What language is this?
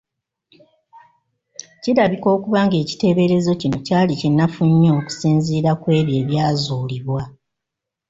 Ganda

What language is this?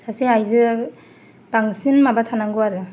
Bodo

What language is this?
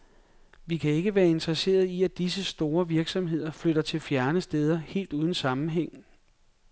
Danish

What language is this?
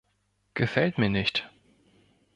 German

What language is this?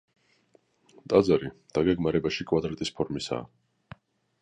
Georgian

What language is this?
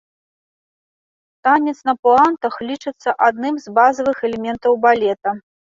Belarusian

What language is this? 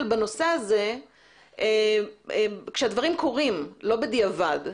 Hebrew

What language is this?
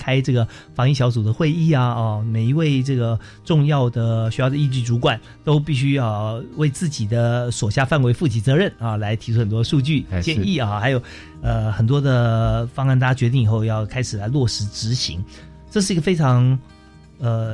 Chinese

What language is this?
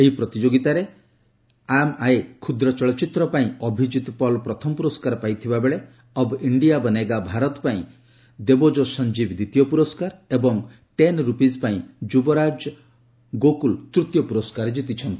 Odia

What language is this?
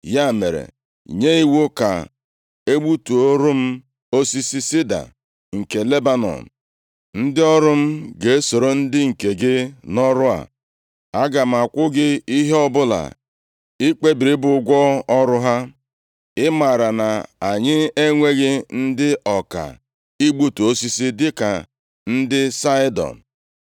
Igbo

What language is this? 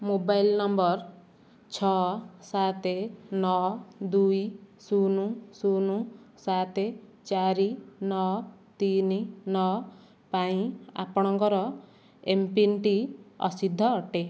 Odia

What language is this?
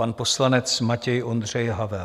Czech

